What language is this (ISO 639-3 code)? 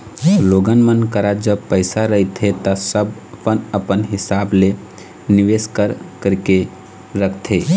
hne